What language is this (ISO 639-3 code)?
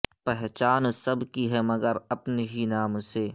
urd